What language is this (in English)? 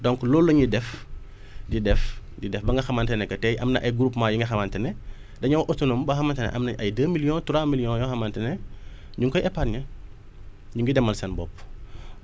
Wolof